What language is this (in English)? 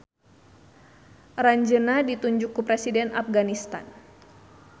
Sundanese